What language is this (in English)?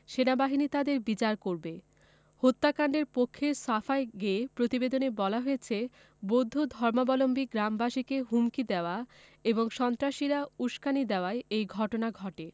Bangla